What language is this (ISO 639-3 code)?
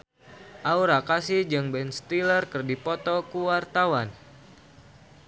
sun